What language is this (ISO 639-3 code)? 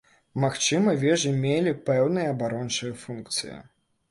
bel